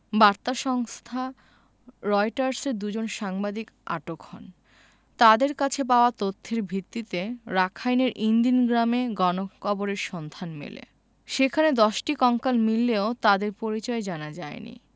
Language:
Bangla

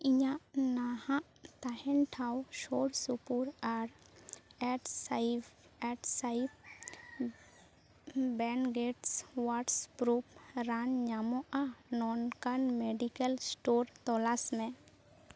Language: Santali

